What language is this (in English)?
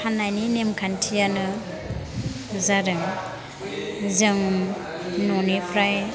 Bodo